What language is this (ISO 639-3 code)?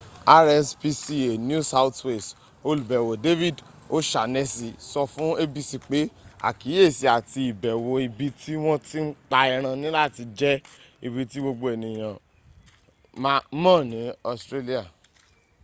yor